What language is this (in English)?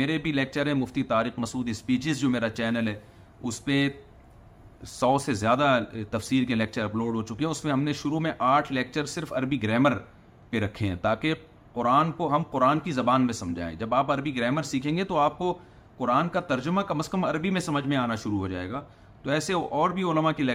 Urdu